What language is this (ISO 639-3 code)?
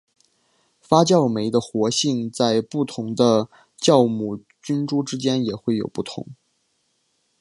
zho